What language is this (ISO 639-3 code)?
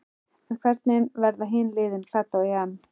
isl